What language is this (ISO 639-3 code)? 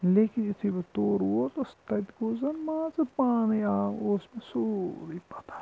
kas